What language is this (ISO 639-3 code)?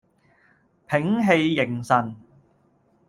yue